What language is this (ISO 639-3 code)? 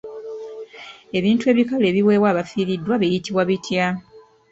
lug